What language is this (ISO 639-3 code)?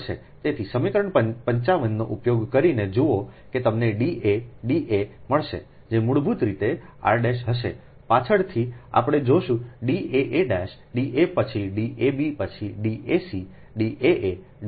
guj